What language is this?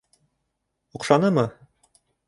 Bashkir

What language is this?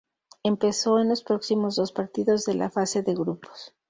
Spanish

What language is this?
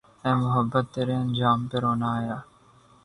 Urdu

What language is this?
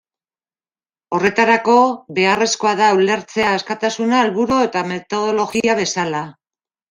Basque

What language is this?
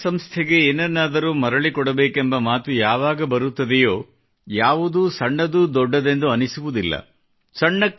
Kannada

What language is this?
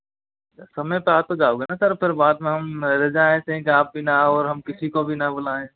Hindi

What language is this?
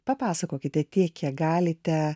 Lithuanian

